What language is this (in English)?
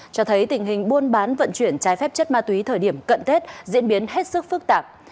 Vietnamese